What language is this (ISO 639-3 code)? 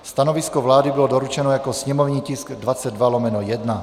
ces